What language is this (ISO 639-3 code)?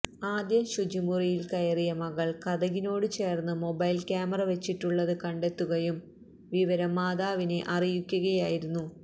mal